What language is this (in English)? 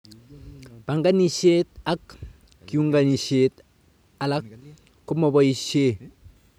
Kalenjin